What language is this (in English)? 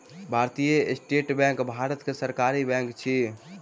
Maithili